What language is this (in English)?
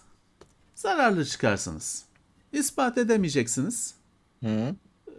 Turkish